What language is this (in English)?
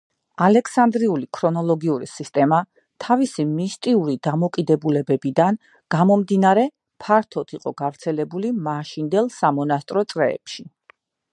Georgian